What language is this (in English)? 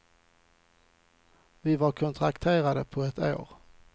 Swedish